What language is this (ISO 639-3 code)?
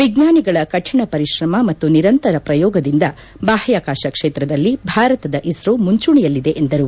kan